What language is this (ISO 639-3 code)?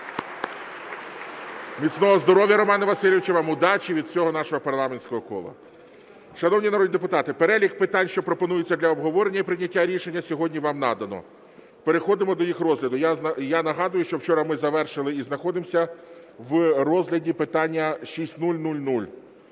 ukr